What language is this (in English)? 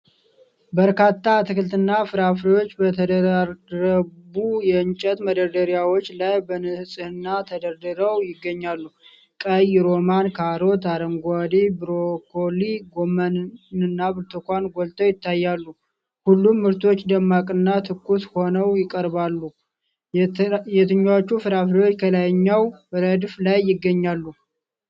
Amharic